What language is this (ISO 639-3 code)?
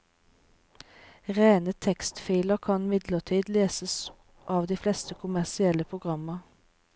nor